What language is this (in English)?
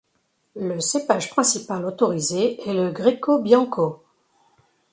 French